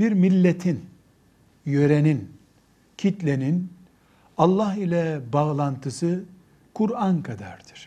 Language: Turkish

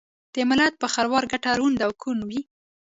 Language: Pashto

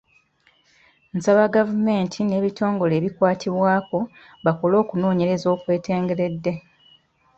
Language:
Ganda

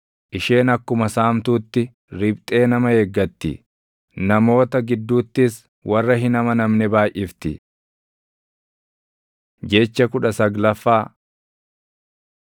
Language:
Oromo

